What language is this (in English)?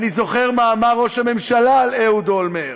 Hebrew